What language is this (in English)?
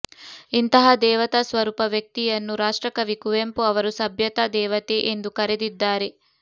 Kannada